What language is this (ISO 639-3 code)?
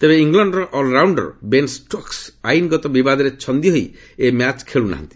ori